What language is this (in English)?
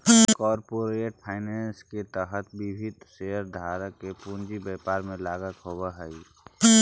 Magahi